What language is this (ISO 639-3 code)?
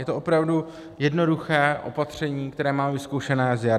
ces